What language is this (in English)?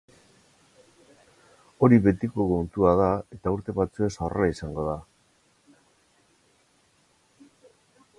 Basque